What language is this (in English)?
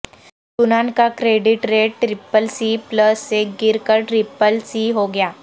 Urdu